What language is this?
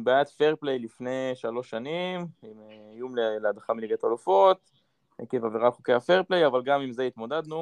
Hebrew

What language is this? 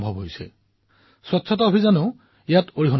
Assamese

